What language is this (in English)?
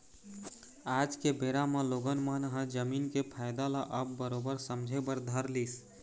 Chhattisgarhi